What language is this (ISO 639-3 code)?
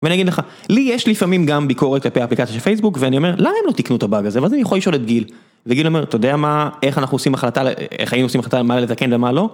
heb